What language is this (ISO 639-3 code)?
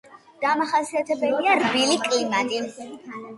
kat